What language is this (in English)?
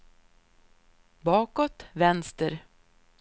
Swedish